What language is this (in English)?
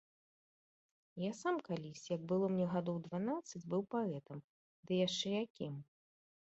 Belarusian